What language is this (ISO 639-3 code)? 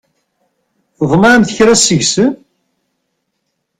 kab